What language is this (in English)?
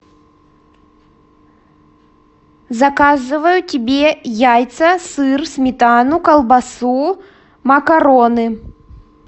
Russian